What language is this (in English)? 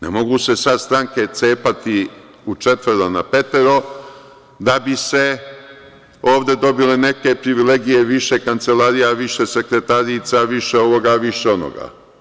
Serbian